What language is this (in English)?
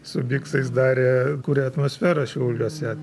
Lithuanian